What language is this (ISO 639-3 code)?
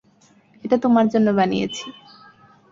ben